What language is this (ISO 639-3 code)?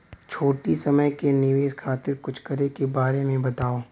bho